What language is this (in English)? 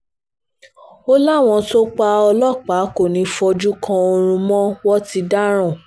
Yoruba